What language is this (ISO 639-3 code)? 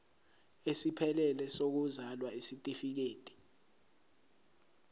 zul